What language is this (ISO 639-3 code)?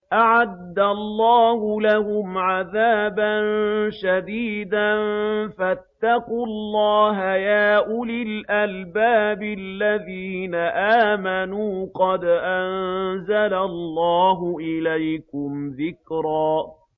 ara